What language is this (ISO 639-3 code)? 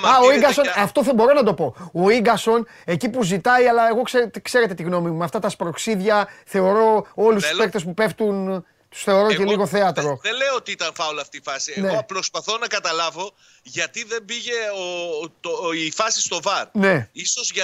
ell